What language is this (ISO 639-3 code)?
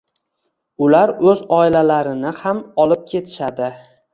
uzb